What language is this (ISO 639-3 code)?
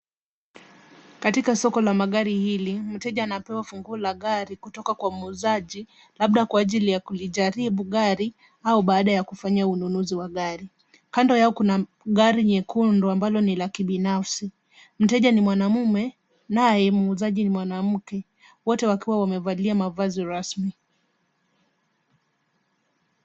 swa